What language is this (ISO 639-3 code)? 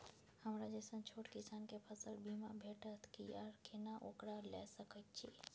mai